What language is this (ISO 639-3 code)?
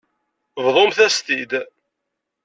kab